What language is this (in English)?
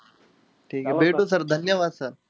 Marathi